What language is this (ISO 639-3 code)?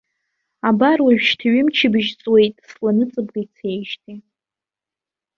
abk